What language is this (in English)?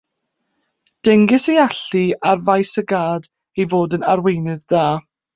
Welsh